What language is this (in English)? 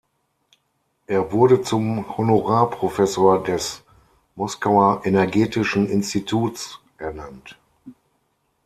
German